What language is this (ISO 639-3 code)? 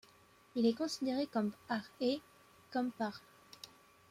fra